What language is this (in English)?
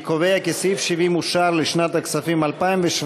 Hebrew